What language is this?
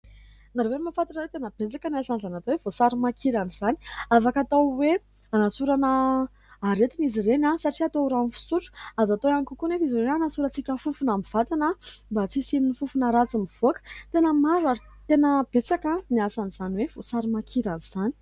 Malagasy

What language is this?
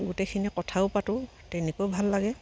Assamese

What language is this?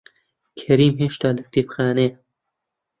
Central Kurdish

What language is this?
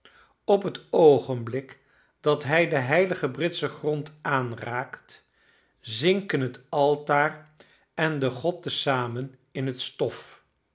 Dutch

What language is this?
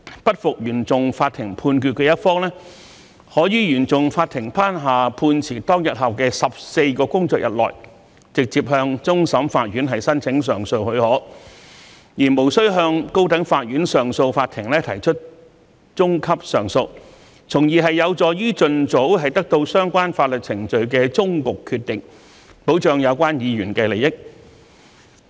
Cantonese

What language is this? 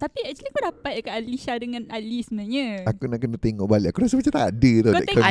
Malay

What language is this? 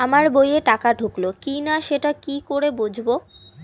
Bangla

